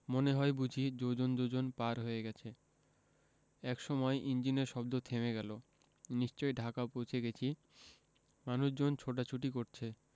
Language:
Bangla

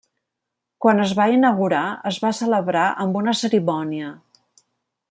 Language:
Catalan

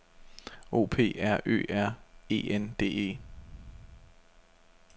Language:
Danish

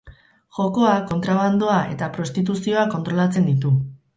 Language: Basque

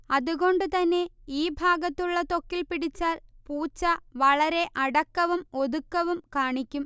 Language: Malayalam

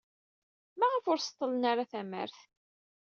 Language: Kabyle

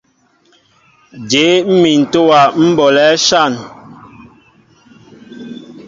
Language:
Mbo (Cameroon)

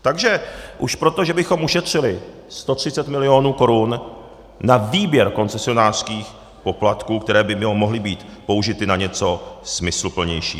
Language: Czech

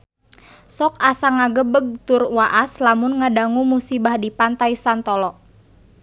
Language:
Sundanese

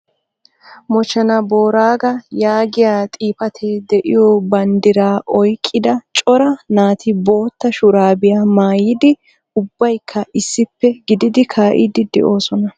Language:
Wolaytta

